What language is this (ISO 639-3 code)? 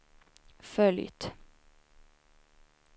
swe